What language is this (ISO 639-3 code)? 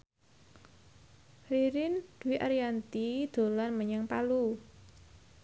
jav